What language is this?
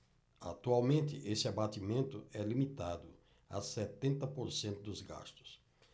Portuguese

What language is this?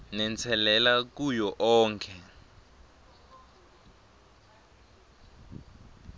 Swati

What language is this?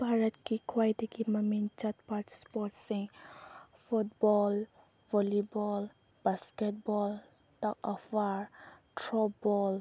Manipuri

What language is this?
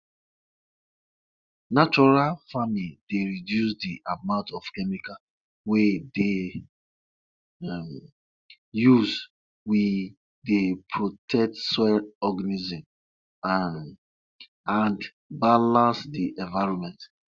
Nigerian Pidgin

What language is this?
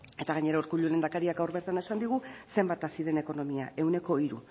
Basque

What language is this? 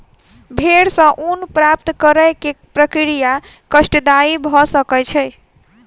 Maithili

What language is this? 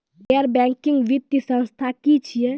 Maithili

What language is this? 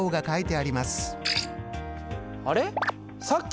Japanese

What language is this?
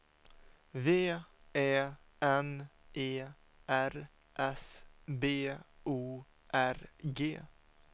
Swedish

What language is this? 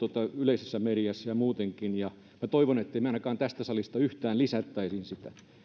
Finnish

